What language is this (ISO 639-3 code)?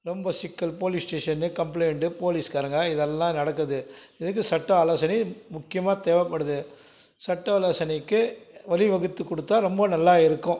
tam